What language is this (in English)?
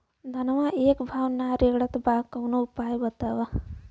Bhojpuri